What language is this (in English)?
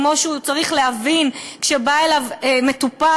Hebrew